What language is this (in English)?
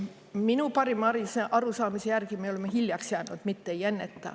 Estonian